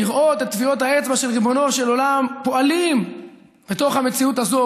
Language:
Hebrew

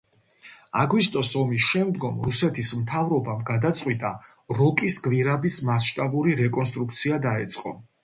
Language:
Georgian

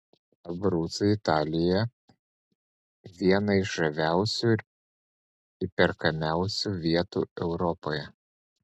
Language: Lithuanian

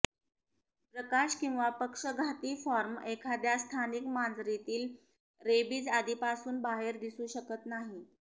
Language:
Marathi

